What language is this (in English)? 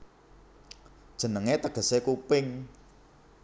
Javanese